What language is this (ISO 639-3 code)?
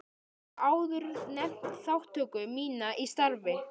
isl